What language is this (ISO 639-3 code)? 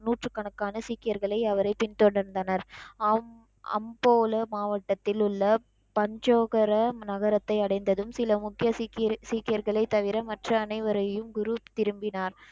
tam